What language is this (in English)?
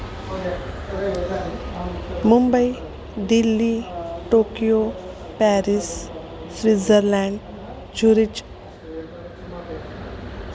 Sanskrit